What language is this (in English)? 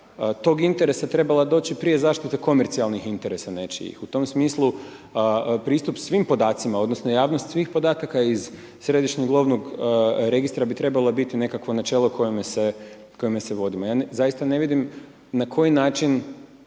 Croatian